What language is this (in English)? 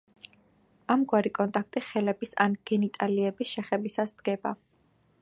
Georgian